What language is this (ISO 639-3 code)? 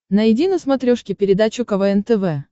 rus